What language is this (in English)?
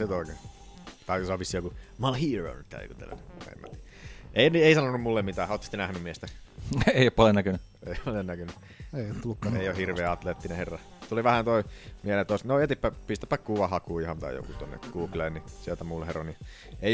Finnish